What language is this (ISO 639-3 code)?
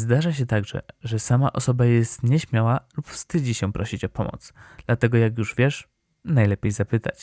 pol